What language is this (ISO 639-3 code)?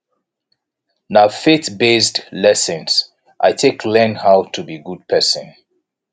pcm